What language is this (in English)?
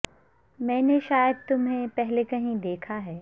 Urdu